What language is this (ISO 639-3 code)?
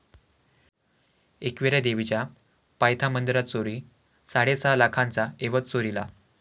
mar